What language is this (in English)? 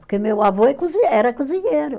Portuguese